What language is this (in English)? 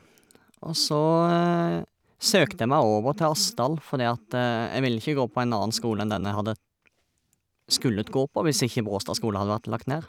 Norwegian